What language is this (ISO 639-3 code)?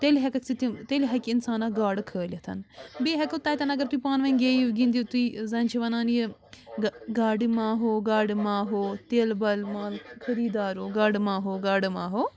kas